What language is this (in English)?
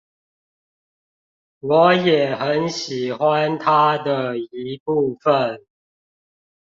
Chinese